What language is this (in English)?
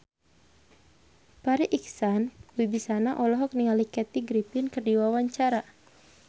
Sundanese